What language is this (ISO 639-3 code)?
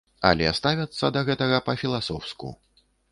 bel